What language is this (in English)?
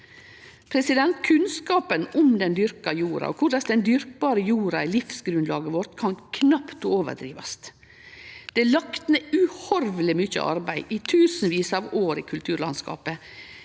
Norwegian